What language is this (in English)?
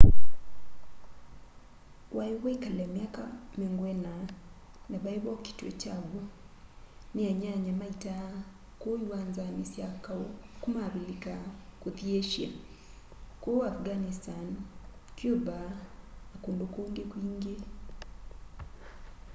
Kamba